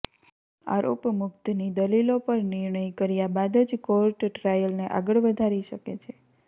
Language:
Gujarati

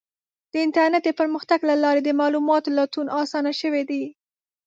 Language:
Pashto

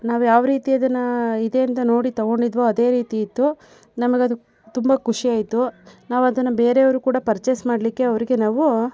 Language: Kannada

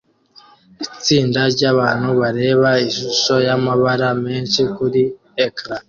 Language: Kinyarwanda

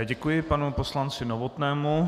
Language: Czech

